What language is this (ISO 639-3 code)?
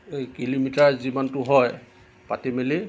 asm